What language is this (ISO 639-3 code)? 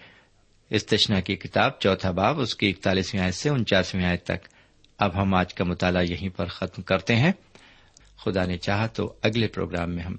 urd